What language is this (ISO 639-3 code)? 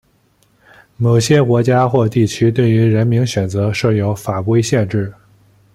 zho